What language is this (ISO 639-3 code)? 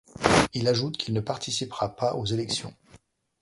fra